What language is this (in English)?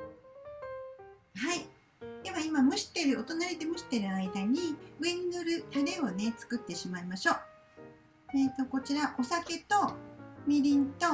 Japanese